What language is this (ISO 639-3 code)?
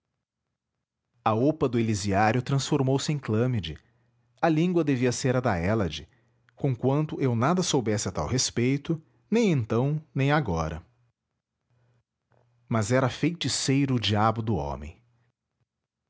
por